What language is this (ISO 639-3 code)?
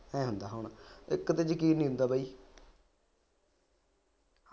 pan